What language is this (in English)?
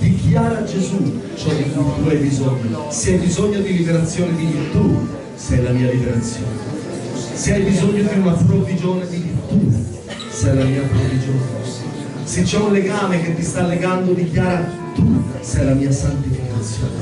Italian